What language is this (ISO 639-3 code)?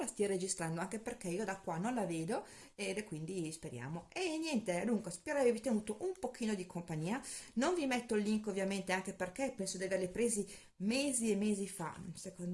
ita